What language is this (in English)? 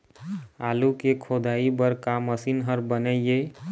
Chhattisgarhi